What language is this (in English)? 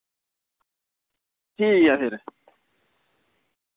Dogri